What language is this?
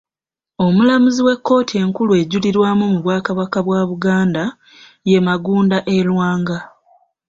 Ganda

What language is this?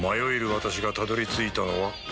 Japanese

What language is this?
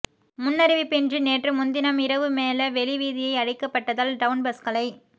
Tamil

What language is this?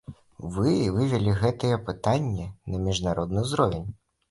Belarusian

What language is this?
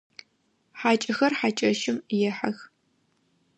Adyghe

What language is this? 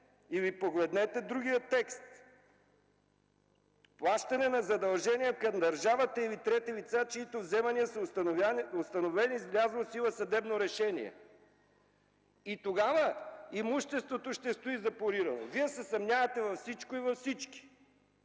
Bulgarian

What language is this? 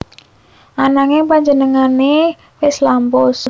Javanese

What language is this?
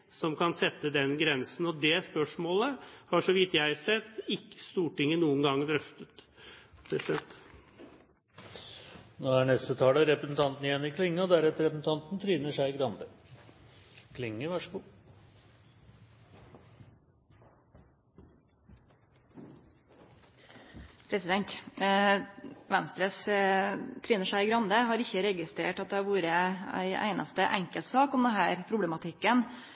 Norwegian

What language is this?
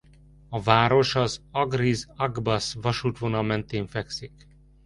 Hungarian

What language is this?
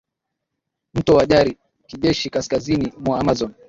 Swahili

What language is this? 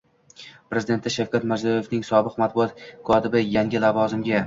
Uzbek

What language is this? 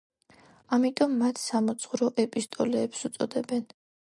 Georgian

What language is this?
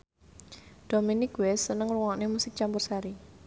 Javanese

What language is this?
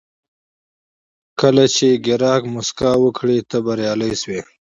Pashto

